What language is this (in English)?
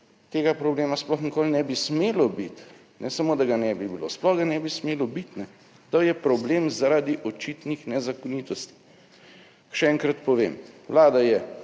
Slovenian